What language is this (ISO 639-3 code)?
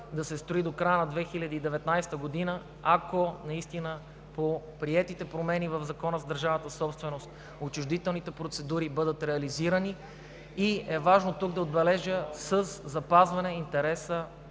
bul